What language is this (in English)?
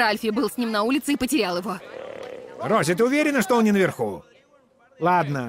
Russian